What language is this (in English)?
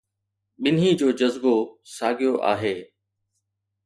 Sindhi